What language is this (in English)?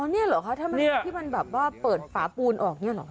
Thai